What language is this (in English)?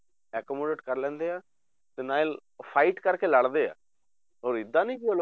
Punjabi